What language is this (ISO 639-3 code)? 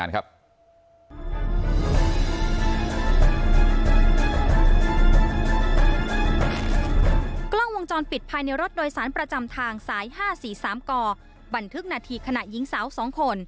tha